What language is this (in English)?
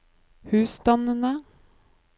Norwegian